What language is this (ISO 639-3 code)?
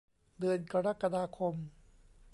tha